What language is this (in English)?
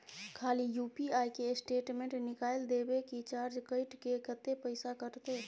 Maithili